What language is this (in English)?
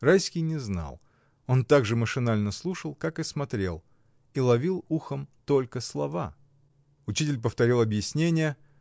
Russian